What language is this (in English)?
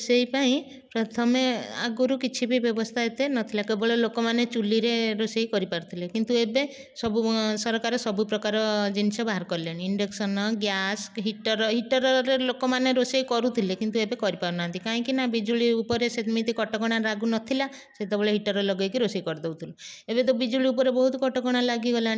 Odia